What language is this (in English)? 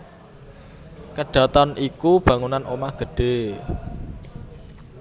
Javanese